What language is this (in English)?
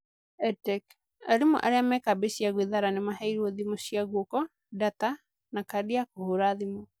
Kikuyu